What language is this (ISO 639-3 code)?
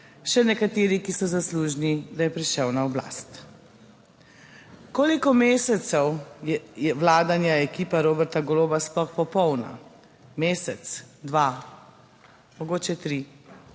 slv